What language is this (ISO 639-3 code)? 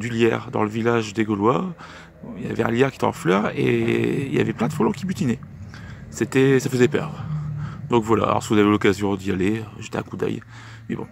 fra